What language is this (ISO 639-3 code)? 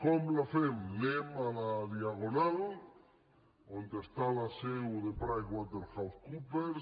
cat